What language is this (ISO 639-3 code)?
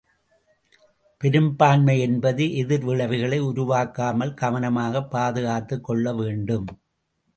tam